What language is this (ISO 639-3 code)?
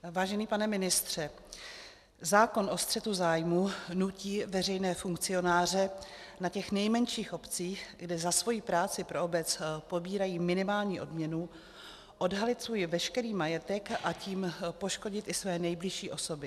ces